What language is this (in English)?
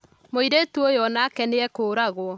Kikuyu